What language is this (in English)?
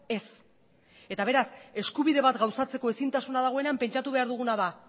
Basque